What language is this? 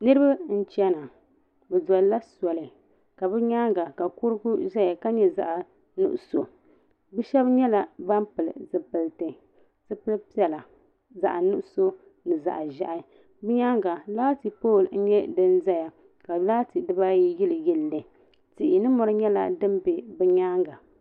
Dagbani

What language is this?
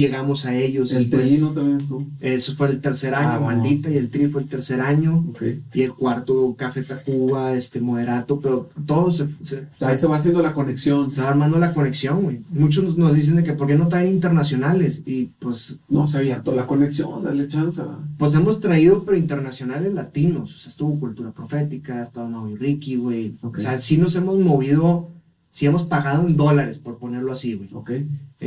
Spanish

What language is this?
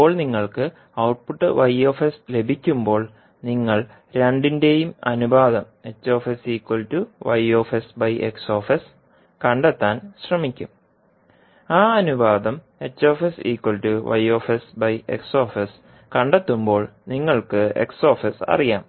Malayalam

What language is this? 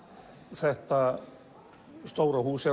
Icelandic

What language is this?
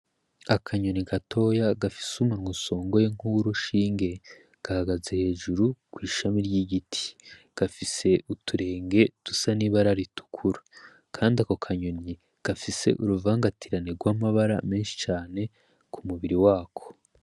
Rundi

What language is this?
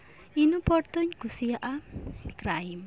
Santali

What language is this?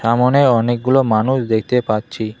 Bangla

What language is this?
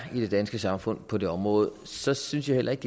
Danish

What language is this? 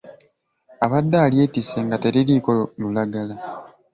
Ganda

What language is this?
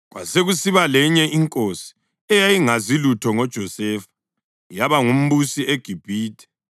North Ndebele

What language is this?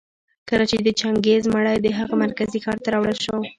Pashto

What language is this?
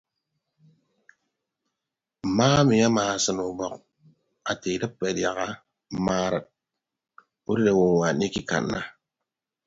Ibibio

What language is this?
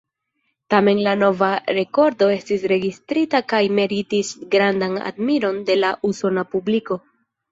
Esperanto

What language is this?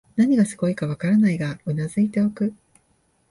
Japanese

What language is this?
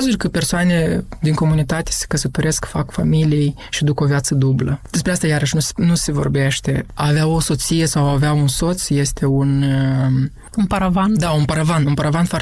Romanian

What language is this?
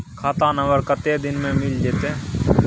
Maithili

